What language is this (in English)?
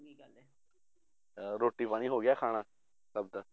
Punjabi